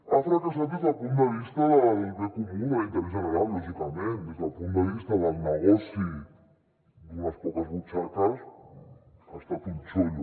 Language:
Catalan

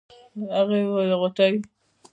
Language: Pashto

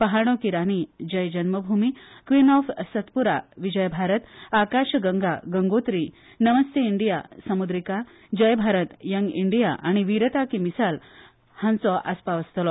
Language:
Konkani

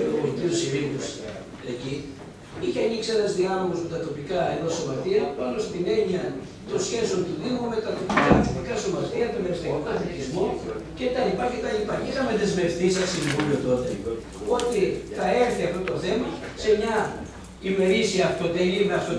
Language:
Greek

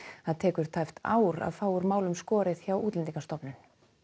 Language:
Icelandic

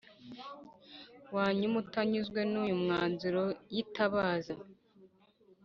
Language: Kinyarwanda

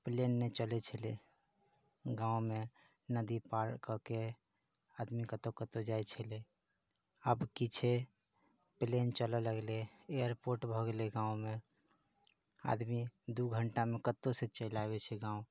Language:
Maithili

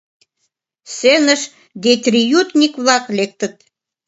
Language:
Mari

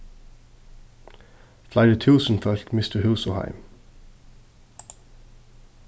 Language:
Faroese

